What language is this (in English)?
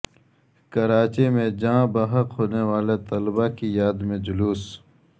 Urdu